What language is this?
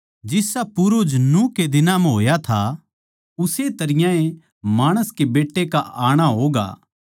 Haryanvi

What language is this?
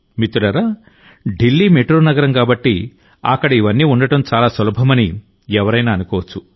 Telugu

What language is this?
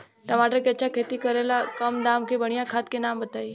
Bhojpuri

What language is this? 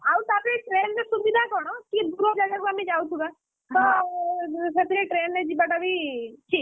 Odia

